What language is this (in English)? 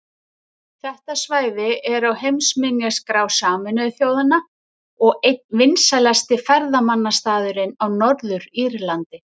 Icelandic